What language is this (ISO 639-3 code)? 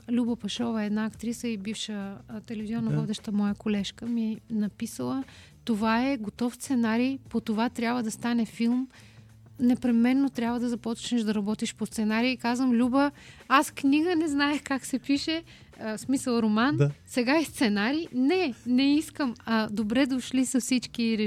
bul